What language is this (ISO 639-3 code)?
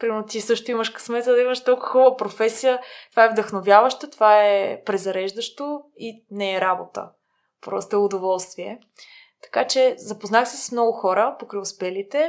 bul